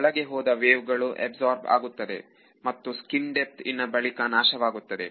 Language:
Kannada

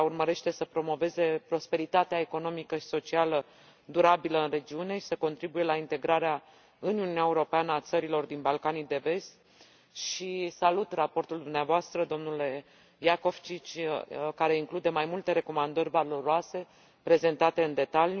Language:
Romanian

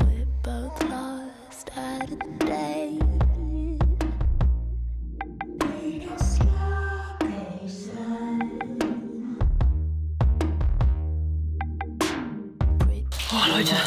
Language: German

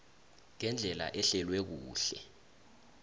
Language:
South Ndebele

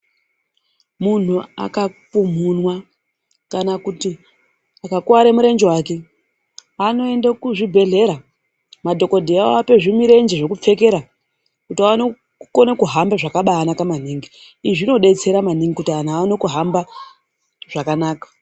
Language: Ndau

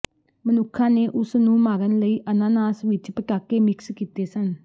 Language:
Punjabi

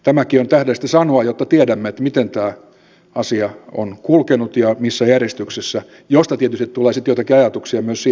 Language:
Finnish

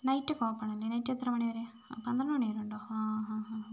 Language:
Malayalam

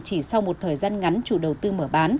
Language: Vietnamese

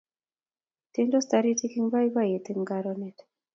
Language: Kalenjin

